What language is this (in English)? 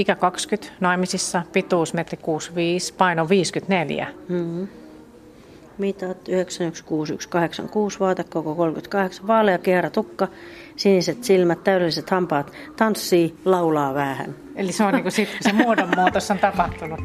Finnish